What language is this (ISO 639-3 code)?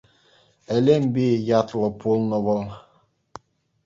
chv